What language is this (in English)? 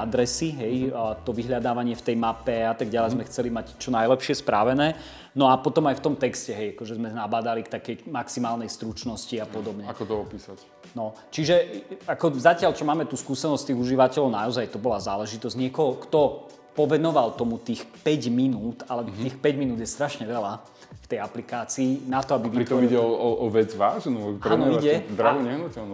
Slovak